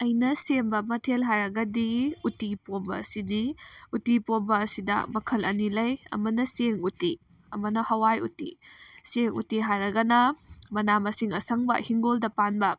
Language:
Manipuri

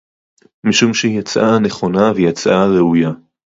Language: Hebrew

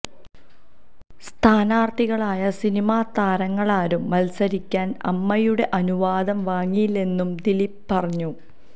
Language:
Malayalam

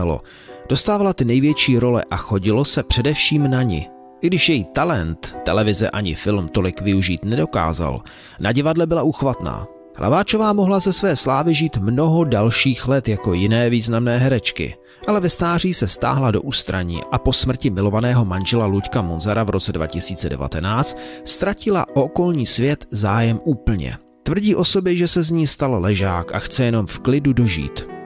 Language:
Czech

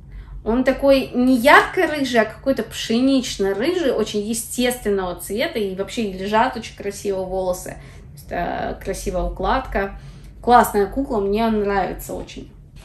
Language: Russian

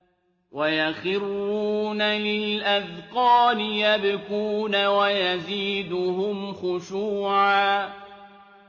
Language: Arabic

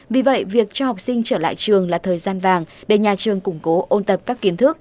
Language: Vietnamese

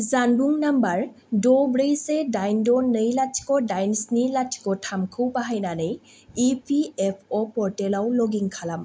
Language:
Bodo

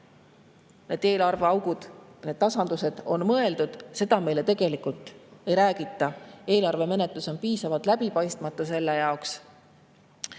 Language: Estonian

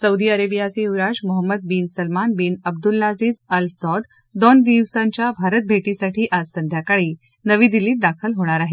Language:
Marathi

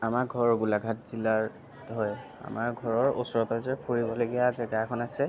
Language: Assamese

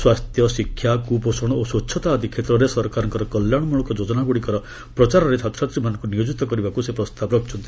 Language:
Odia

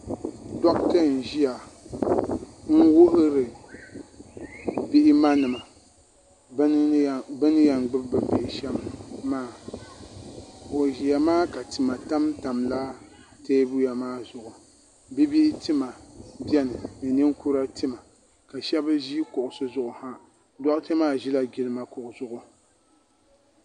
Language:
Dagbani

